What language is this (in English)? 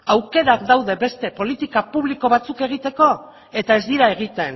Basque